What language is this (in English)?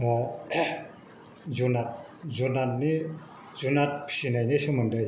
Bodo